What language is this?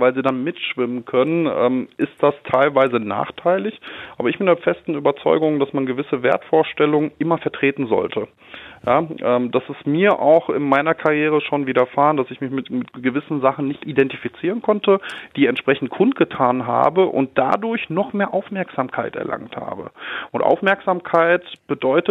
German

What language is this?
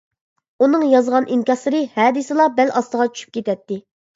Uyghur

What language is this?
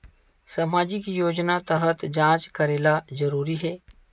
Chhattisgarhi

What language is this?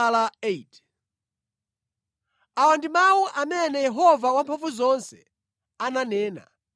Nyanja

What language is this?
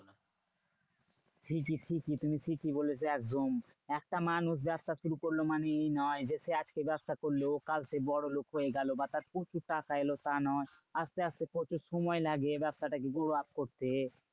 Bangla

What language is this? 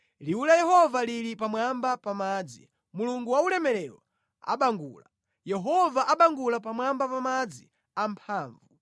Nyanja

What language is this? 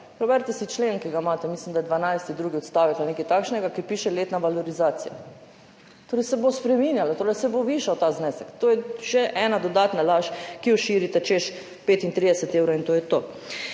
Slovenian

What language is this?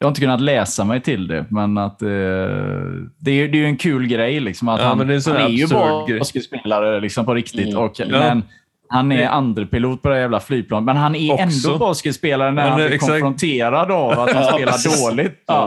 Swedish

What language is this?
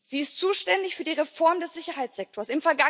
German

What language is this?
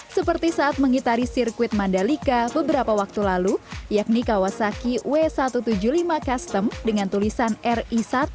Indonesian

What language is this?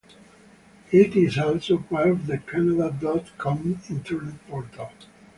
English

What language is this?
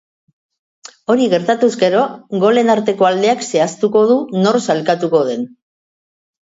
Basque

